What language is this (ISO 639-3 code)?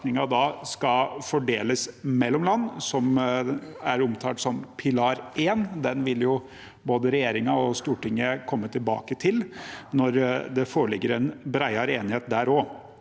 nor